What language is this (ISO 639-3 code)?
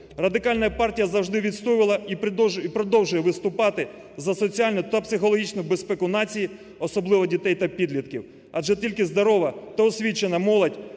ukr